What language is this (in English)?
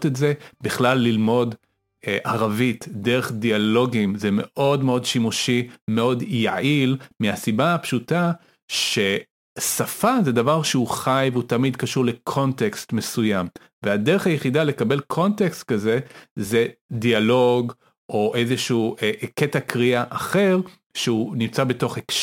Hebrew